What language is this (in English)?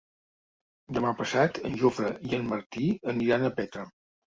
Catalan